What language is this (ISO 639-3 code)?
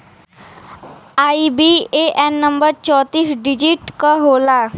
bho